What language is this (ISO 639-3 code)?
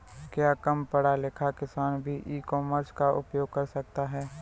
hin